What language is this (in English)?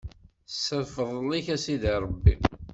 Kabyle